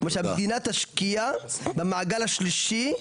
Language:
Hebrew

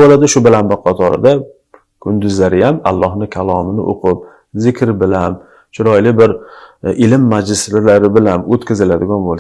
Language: Turkish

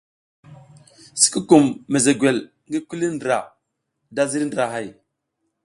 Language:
South Giziga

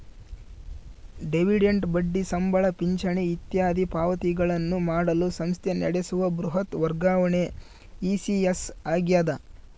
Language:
Kannada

